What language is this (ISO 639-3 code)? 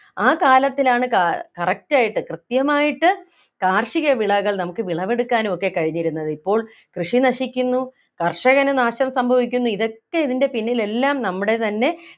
mal